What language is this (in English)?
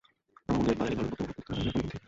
Bangla